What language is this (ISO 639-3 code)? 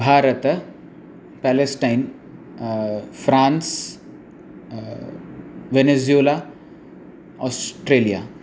san